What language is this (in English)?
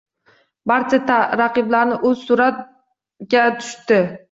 Uzbek